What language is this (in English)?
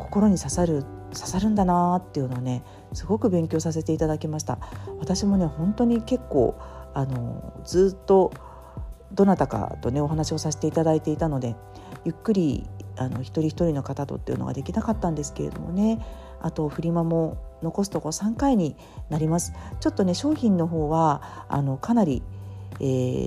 Japanese